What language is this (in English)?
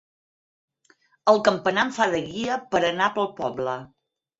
Catalan